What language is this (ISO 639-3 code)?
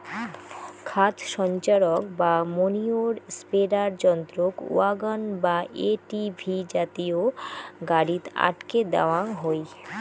ben